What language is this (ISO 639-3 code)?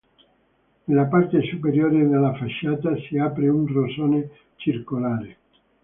ita